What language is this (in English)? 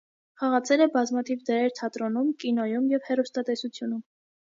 Armenian